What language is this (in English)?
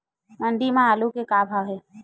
Chhattisgarhi